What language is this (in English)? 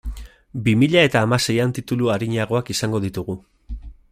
Basque